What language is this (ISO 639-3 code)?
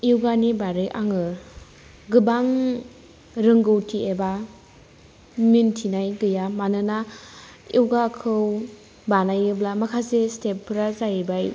brx